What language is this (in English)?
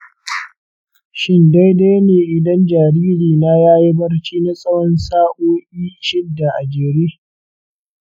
Hausa